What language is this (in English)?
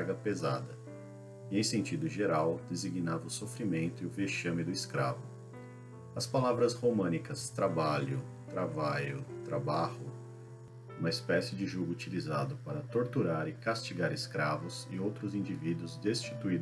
Portuguese